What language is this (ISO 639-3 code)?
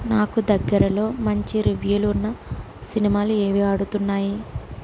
tel